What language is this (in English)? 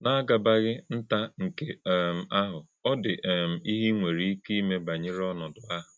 Igbo